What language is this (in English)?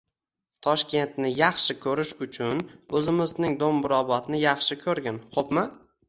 Uzbek